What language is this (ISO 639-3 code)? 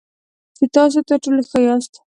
pus